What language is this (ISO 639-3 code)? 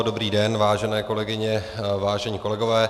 ces